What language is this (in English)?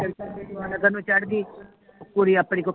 Punjabi